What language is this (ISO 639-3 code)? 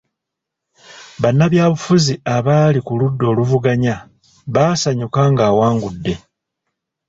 lug